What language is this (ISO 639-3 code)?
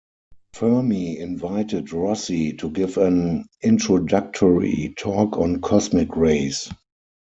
eng